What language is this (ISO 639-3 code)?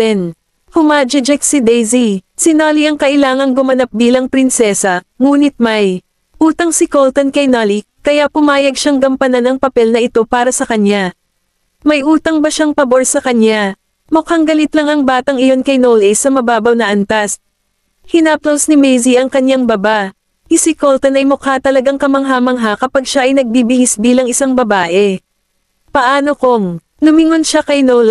fil